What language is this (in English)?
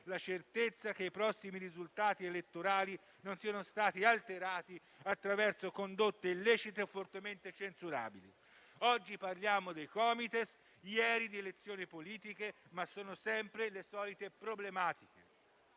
Italian